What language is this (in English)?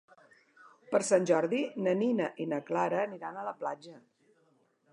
Catalan